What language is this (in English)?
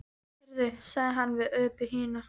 Icelandic